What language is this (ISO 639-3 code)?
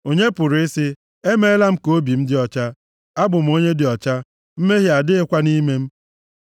ibo